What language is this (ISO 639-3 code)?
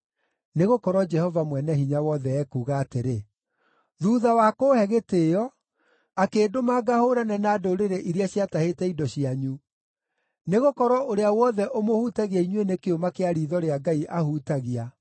kik